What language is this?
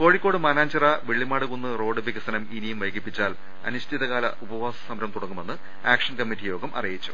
Malayalam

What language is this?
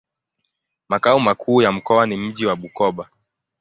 Swahili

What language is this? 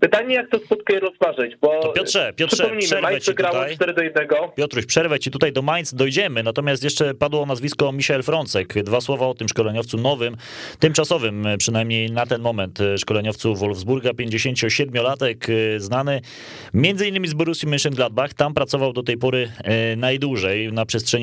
Polish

